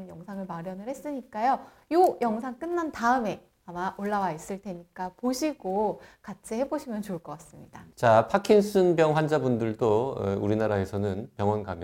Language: Korean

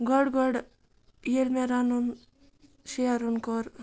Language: Kashmiri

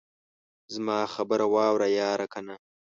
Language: Pashto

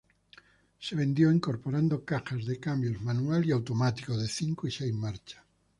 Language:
Spanish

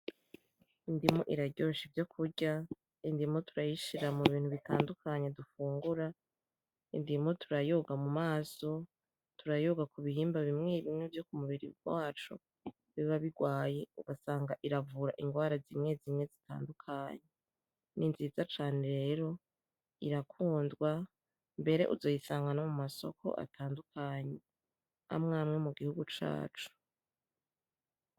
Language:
Rundi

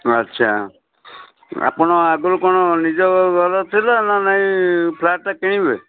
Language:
Odia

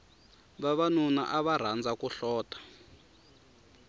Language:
Tsonga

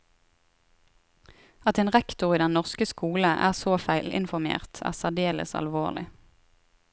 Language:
Norwegian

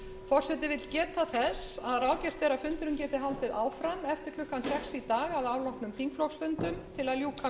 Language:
Icelandic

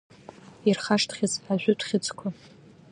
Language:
Abkhazian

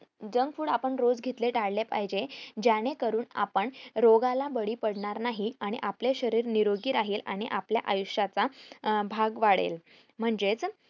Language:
Marathi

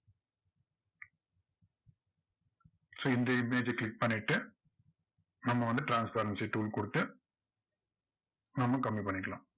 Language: Tamil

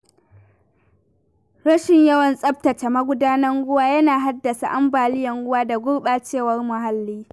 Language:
Hausa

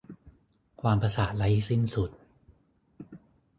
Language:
Thai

